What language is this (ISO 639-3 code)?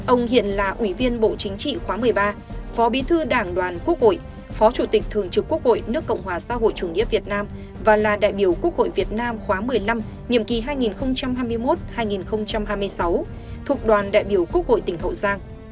vie